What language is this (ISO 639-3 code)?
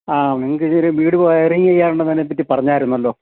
mal